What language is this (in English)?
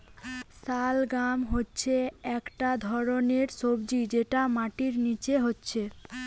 Bangla